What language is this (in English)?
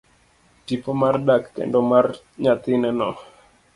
Luo (Kenya and Tanzania)